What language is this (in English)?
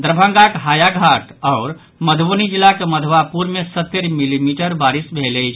Maithili